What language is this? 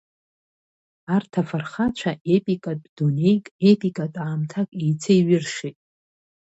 Abkhazian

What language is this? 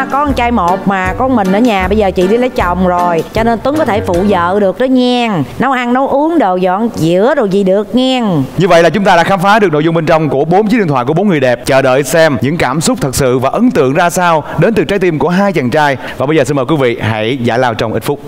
Vietnamese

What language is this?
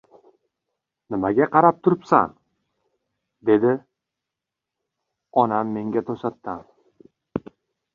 Uzbek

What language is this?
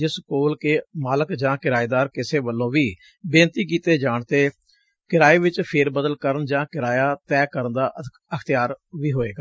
Punjabi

